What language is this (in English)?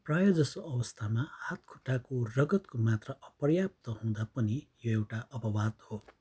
Nepali